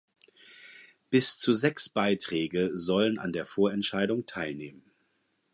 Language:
German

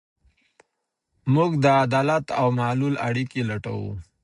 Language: Pashto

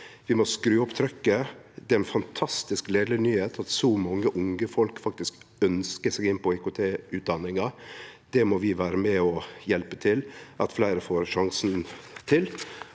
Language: Norwegian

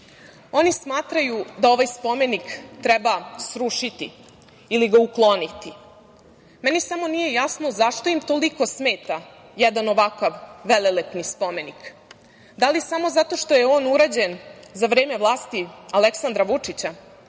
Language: Serbian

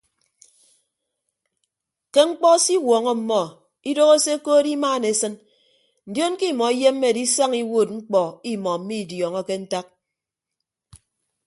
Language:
Ibibio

